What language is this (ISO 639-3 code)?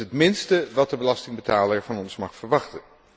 nld